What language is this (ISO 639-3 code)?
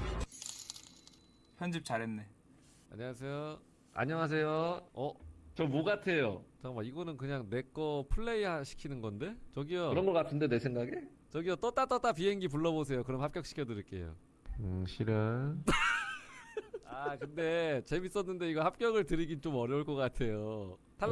kor